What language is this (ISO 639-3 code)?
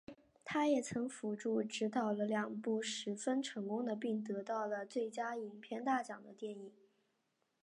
zho